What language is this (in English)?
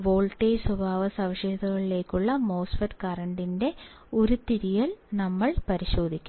Malayalam